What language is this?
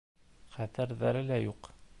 Bashkir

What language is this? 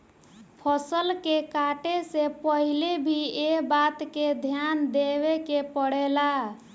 Bhojpuri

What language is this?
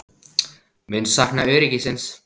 Icelandic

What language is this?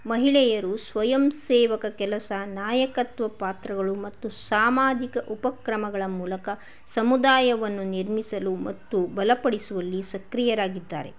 Kannada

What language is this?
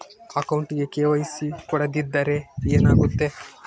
Kannada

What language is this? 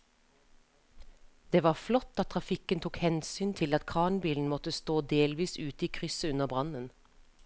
Norwegian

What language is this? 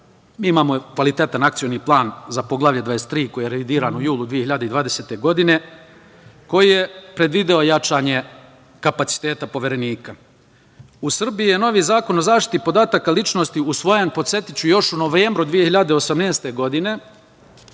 Serbian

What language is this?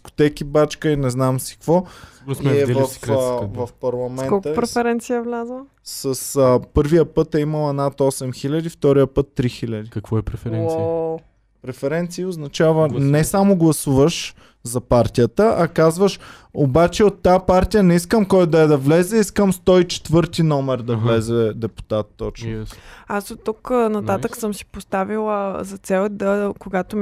Bulgarian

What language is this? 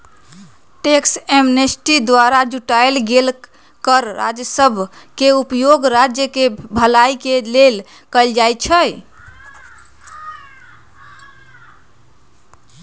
Magahi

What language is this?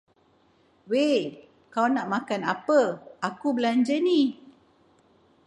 Malay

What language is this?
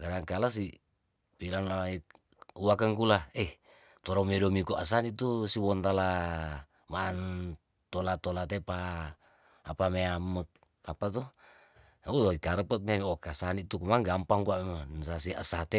Tondano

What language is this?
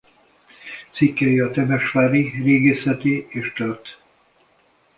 Hungarian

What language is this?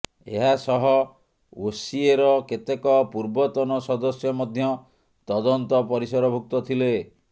Odia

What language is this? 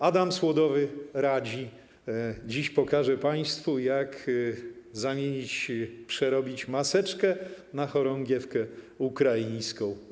Polish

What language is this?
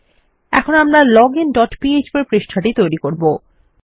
Bangla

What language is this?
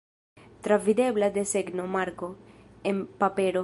Esperanto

